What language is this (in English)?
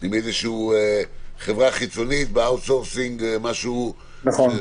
Hebrew